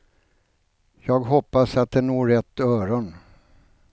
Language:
Swedish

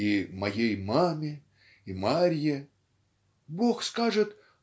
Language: Russian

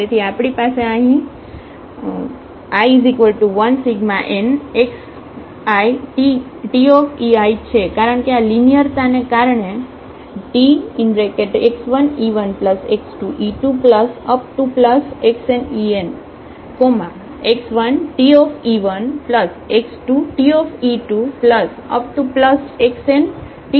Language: Gujarati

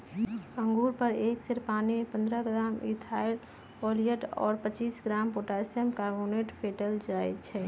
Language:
Magahi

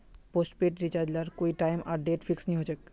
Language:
Magahi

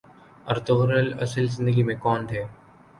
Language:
Urdu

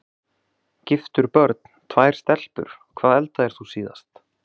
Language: Icelandic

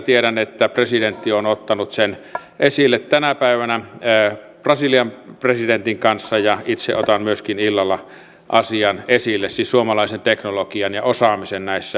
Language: Finnish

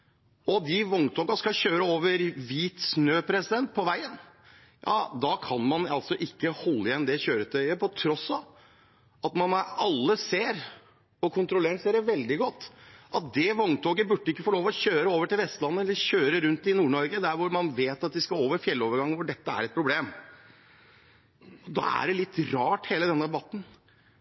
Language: Norwegian Bokmål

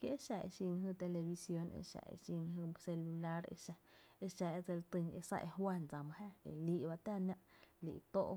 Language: Tepinapa Chinantec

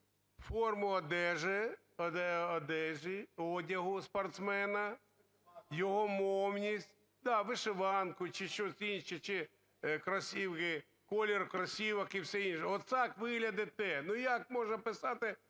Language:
Ukrainian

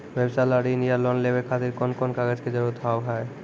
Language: Maithili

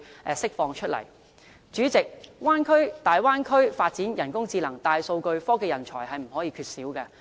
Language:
Cantonese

